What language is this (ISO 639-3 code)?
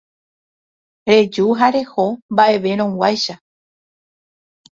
grn